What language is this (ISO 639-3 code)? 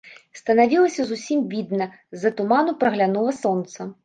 bel